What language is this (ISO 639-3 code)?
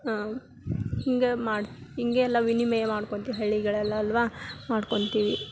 kan